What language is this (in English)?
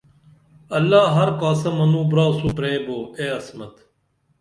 Dameli